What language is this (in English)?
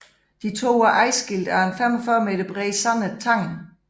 Danish